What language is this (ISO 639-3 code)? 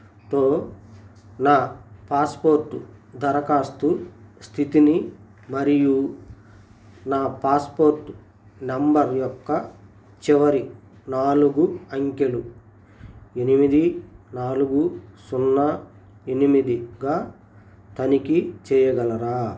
tel